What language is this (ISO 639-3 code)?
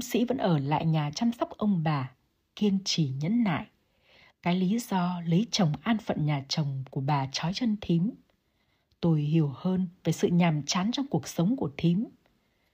vie